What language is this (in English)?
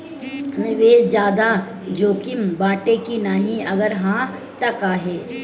Bhojpuri